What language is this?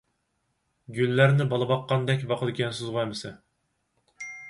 Uyghur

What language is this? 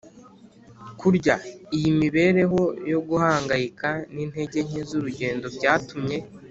Kinyarwanda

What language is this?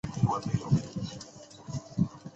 Chinese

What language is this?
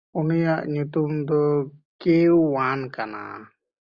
Santali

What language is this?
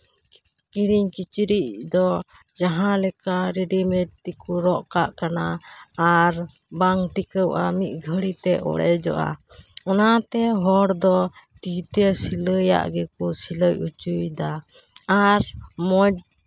Santali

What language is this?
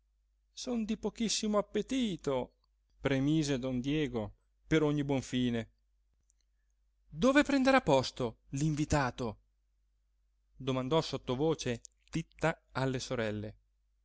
Italian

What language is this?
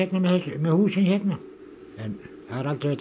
Icelandic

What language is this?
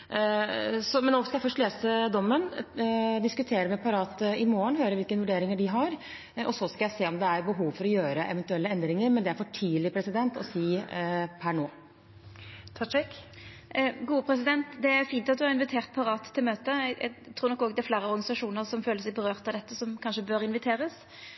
Norwegian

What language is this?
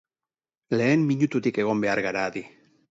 Basque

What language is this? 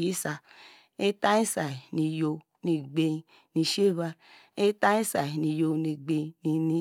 Degema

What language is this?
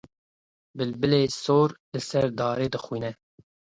Kurdish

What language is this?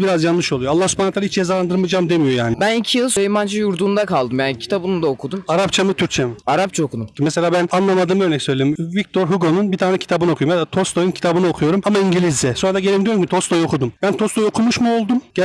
Turkish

